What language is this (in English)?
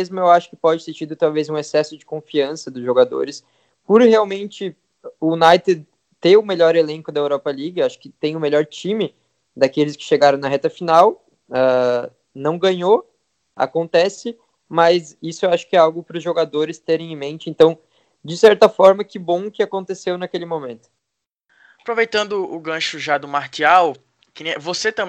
Portuguese